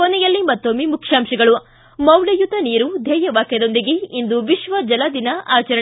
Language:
Kannada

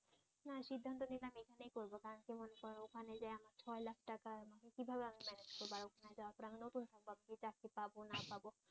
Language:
Bangla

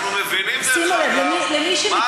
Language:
Hebrew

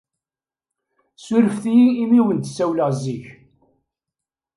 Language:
Kabyle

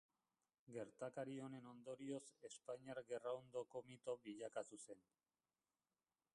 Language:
Basque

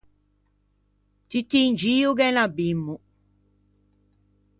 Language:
Ligurian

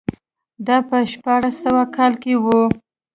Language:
Pashto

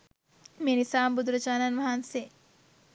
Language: Sinhala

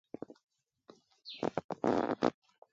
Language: Mungaka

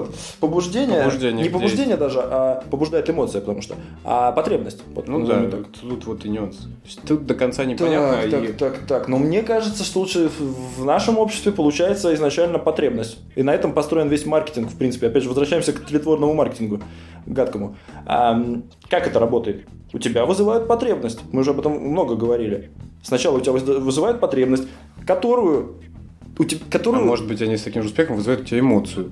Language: Russian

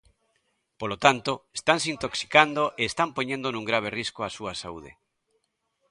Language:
Galician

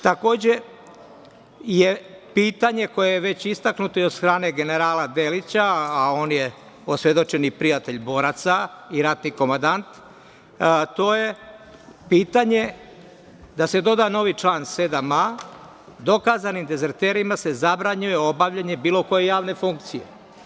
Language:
Serbian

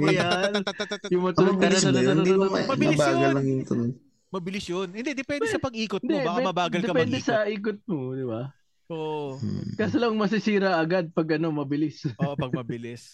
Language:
Filipino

